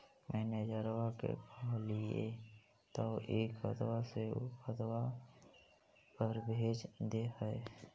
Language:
Magahi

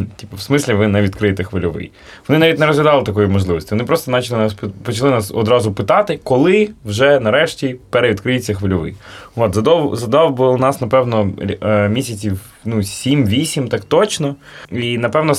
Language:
Ukrainian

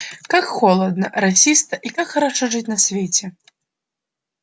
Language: Russian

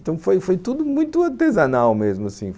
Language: Portuguese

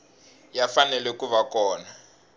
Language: Tsonga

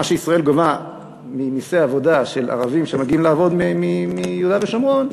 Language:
Hebrew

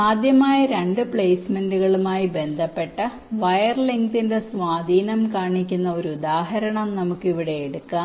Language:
Malayalam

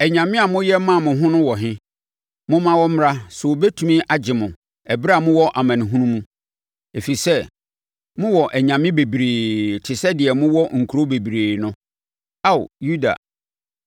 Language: Akan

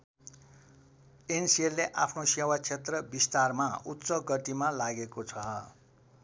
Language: Nepali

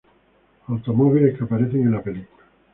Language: Spanish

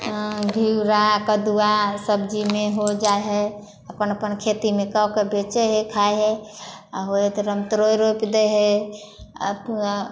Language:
Maithili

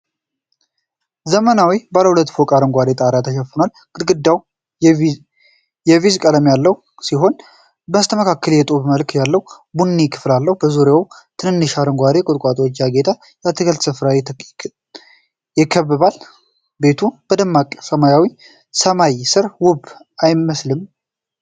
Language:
Amharic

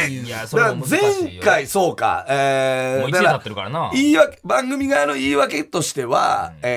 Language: Japanese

